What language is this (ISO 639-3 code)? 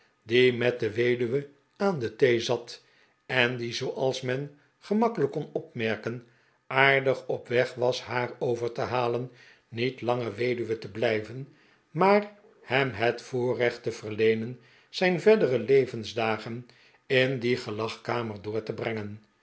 nld